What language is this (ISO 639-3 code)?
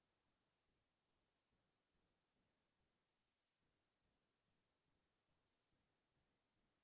asm